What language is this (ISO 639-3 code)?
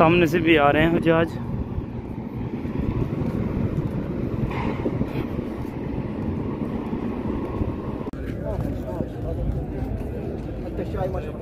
hin